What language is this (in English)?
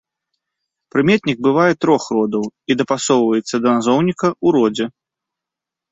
Belarusian